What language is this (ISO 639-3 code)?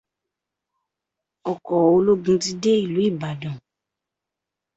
yor